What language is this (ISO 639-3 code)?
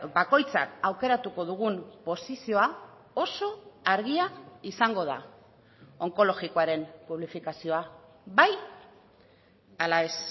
eus